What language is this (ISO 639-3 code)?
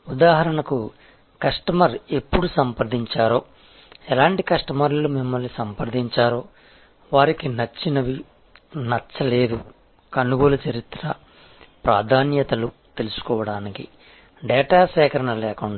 tel